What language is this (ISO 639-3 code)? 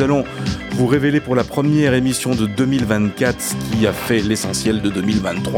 fra